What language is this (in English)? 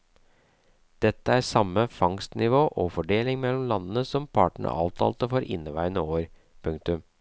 Norwegian